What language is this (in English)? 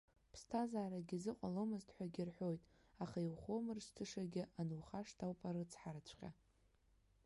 Abkhazian